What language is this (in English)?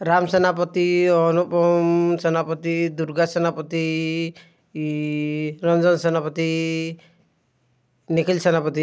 Odia